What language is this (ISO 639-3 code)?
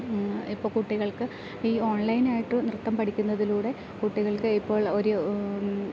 mal